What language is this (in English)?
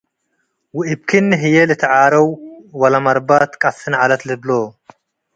Tigre